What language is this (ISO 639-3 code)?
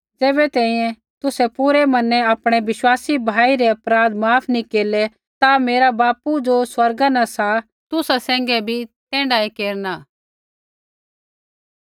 kfx